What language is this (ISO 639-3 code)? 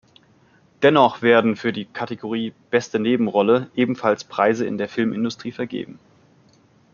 deu